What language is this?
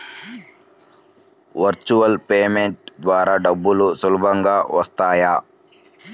Telugu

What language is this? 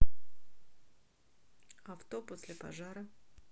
Russian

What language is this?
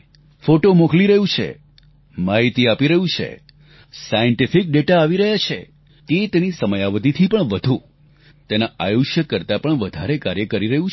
Gujarati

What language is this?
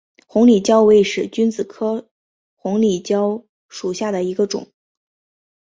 Chinese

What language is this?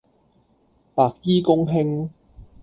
Cantonese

